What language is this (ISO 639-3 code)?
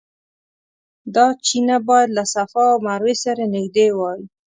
pus